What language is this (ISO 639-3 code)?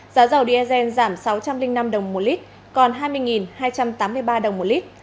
vie